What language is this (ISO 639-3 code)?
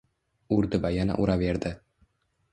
uzb